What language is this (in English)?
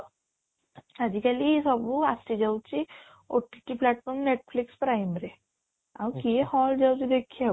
Odia